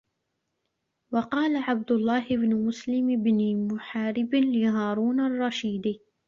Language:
Arabic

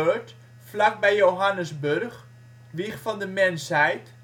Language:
Dutch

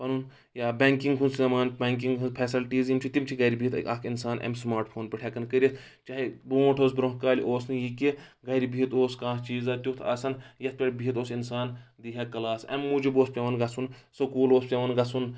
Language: Kashmiri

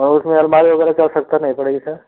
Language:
Hindi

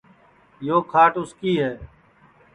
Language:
Sansi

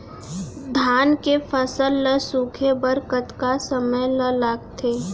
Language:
Chhattisgarhi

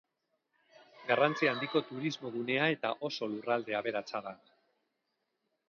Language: Basque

